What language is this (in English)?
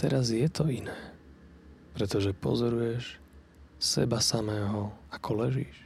Slovak